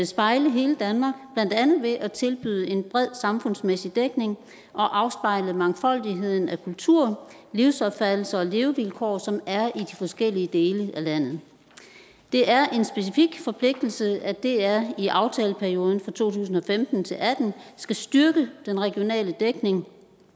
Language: Danish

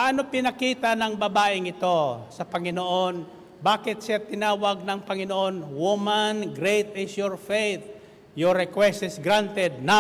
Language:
Filipino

